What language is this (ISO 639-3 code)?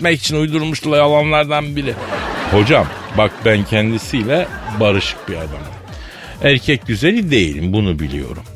tur